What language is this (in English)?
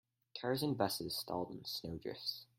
English